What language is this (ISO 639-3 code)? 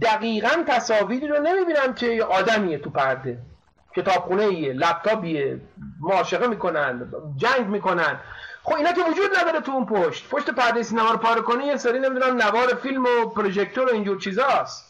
fas